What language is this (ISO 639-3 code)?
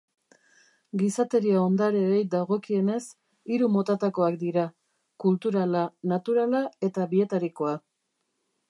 eus